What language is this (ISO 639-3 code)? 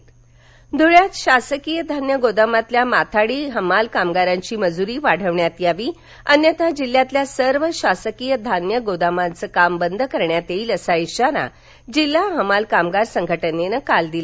mar